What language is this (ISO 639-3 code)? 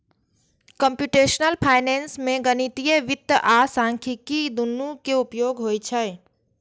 mai